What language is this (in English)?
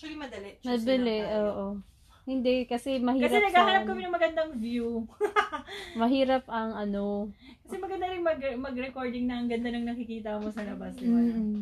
Filipino